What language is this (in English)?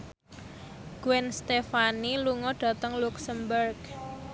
Javanese